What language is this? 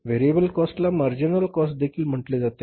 Marathi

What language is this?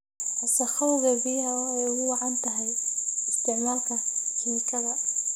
Somali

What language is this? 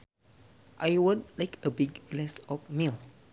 Sundanese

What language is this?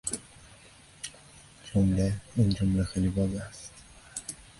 Persian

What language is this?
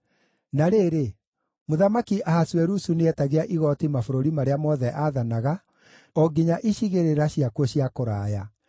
Kikuyu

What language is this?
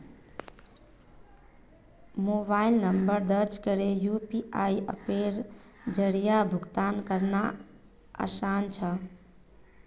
Magahi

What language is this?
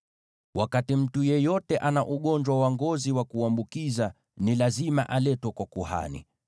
Swahili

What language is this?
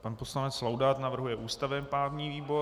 Czech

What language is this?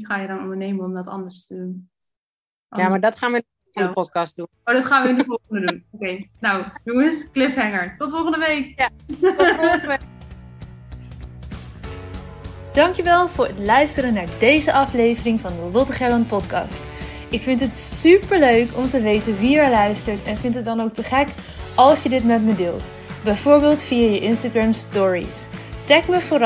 Dutch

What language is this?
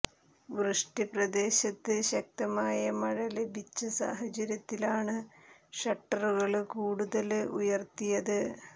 Malayalam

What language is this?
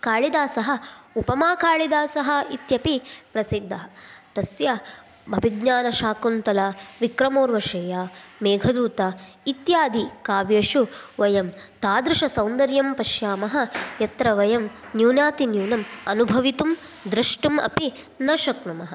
Sanskrit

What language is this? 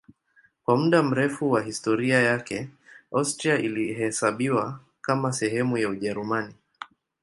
Swahili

